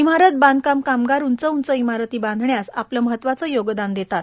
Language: Marathi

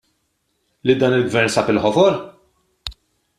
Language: Maltese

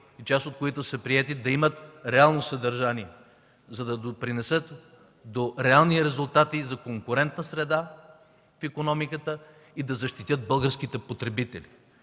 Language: Bulgarian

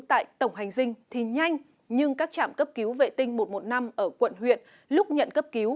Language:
Vietnamese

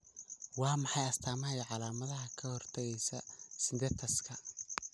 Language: Somali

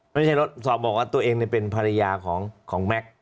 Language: Thai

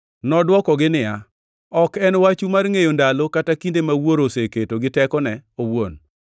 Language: Luo (Kenya and Tanzania)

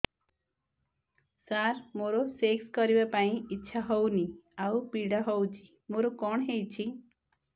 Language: Odia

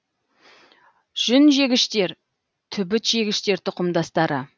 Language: Kazakh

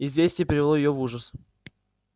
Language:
Russian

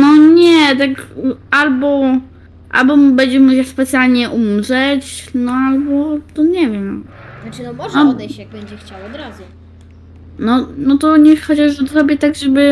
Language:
Polish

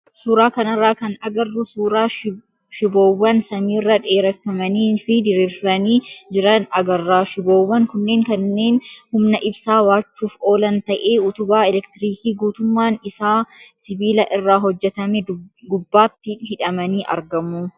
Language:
Oromo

